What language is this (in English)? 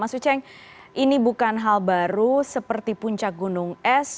Indonesian